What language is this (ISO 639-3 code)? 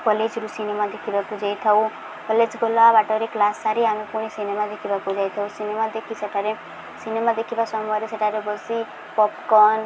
ori